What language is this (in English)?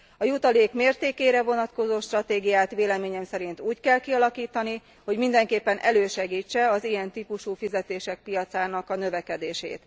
Hungarian